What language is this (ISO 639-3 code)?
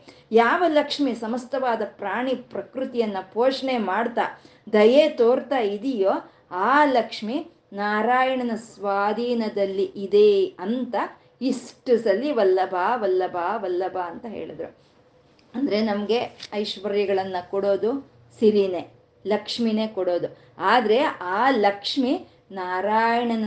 kan